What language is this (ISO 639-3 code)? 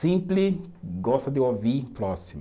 por